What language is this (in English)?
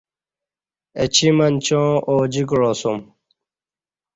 Kati